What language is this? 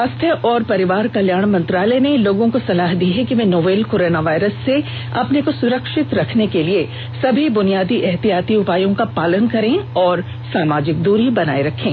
Hindi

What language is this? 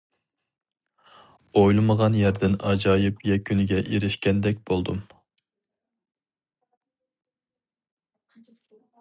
Uyghur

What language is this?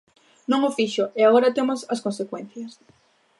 Galician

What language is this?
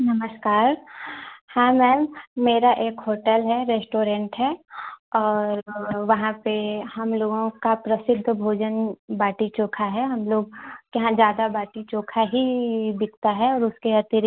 Hindi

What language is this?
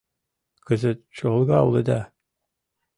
Mari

